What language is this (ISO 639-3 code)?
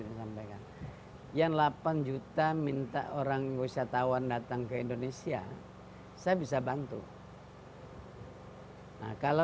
ind